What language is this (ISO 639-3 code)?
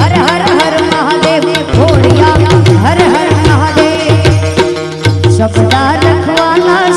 hin